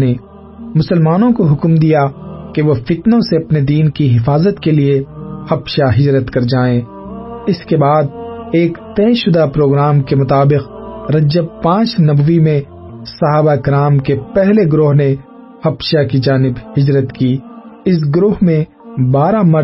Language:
Urdu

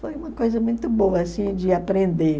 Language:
Portuguese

